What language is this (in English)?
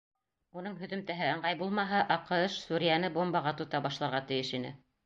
Bashkir